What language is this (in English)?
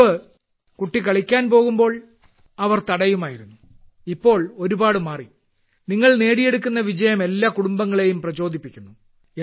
Malayalam